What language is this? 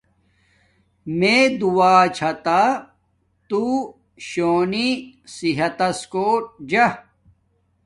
Domaaki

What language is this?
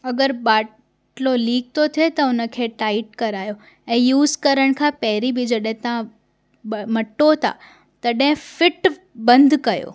Sindhi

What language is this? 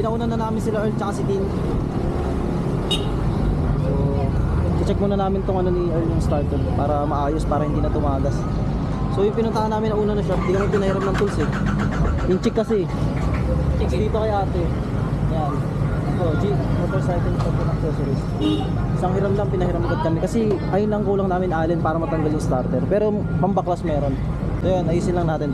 Filipino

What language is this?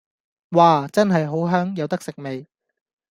Cantonese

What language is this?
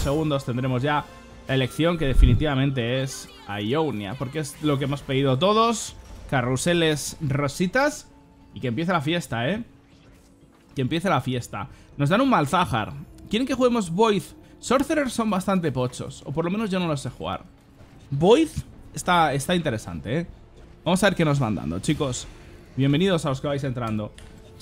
Spanish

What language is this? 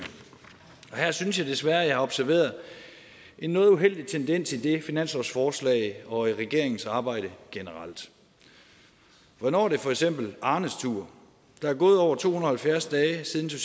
Danish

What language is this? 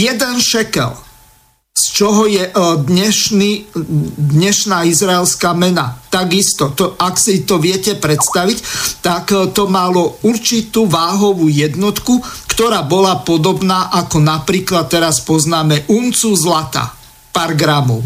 Slovak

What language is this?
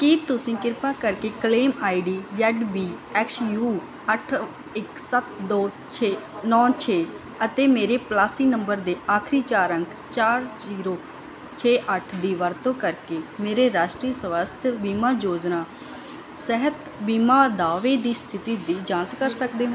Punjabi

